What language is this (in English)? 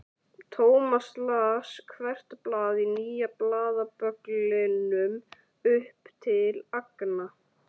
Icelandic